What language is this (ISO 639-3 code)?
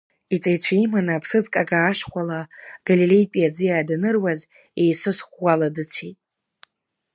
abk